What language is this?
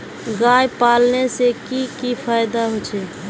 Magahi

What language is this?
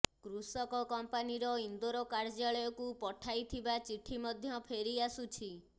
Odia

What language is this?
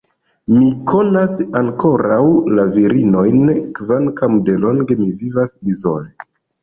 Esperanto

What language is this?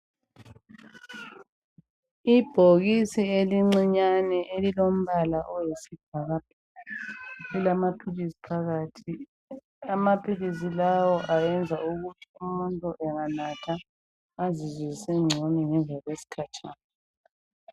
North Ndebele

